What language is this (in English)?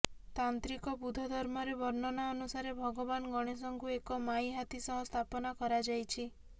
Odia